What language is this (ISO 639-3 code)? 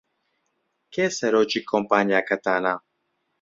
ckb